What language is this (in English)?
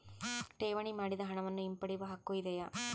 Kannada